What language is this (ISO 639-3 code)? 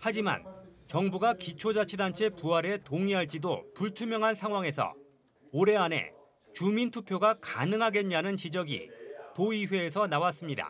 kor